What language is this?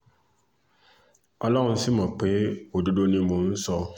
Yoruba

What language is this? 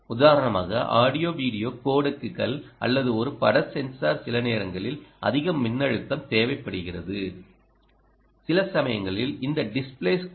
Tamil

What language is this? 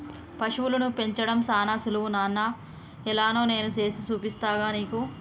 Telugu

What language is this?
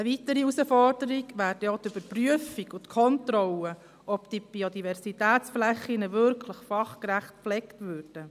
Swiss German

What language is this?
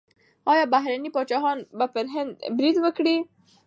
Pashto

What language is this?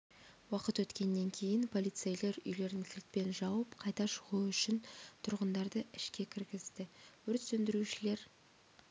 Kazakh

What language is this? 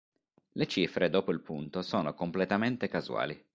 Italian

